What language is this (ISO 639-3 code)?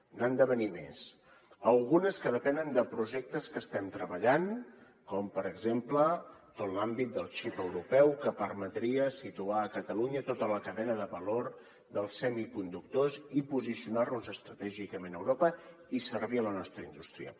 cat